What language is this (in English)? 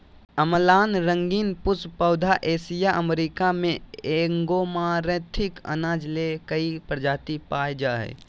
Magahi